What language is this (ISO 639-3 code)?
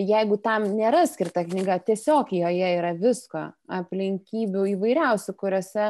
lit